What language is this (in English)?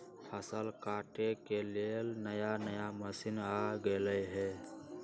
Magahi